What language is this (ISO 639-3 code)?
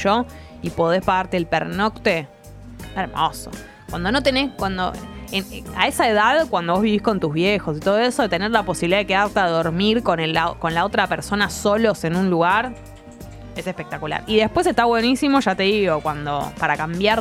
spa